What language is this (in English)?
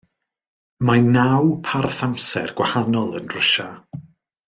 Welsh